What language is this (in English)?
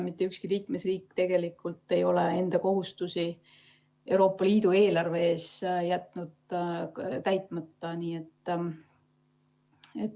Estonian